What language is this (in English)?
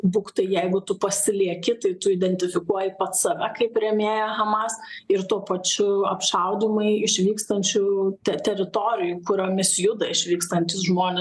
Lithuanian